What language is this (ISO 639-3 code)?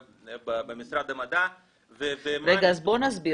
heb